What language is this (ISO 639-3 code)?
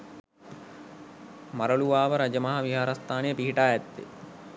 sin